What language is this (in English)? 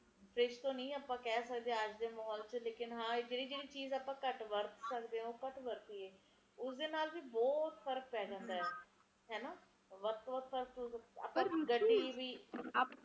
Punjabi